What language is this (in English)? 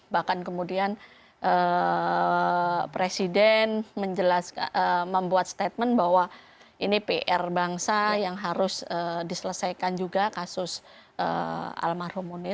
Indonesian